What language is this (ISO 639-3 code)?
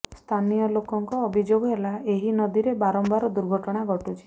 ori